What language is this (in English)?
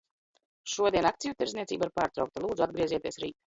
Latvian